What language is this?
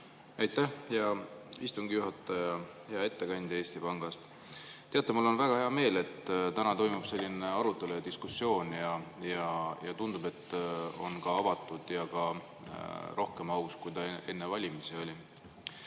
Estonian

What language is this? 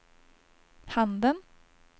Swedish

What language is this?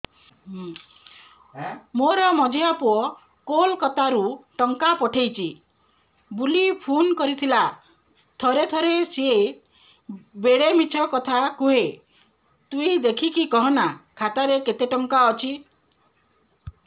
Odia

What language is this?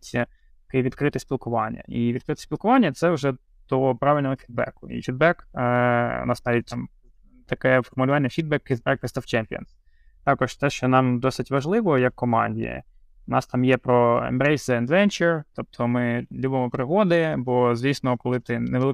Ukrainian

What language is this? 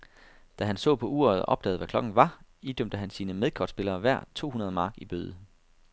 Danish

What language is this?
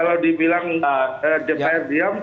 Indonesian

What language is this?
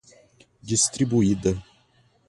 Portuguese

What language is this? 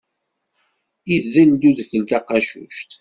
Kabyle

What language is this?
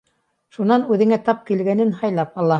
Bashkir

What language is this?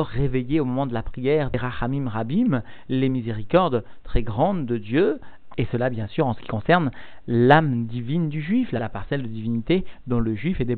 French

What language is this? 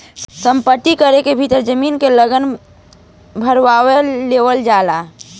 Bhojpuri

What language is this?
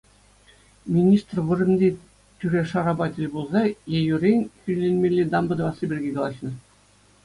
Chuvash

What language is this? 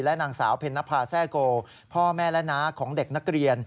Thai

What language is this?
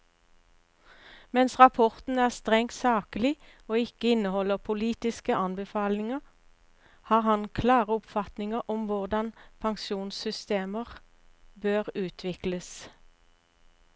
Norwegian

